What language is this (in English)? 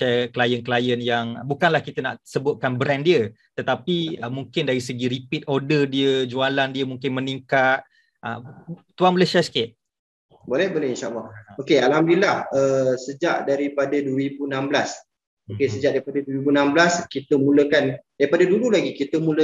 Malay